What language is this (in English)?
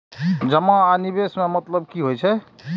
Maithili